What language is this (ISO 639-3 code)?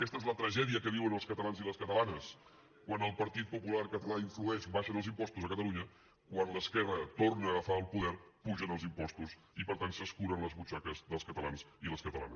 cat